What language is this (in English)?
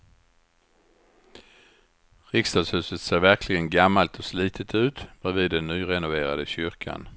Swedish